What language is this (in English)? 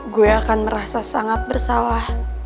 Indonesian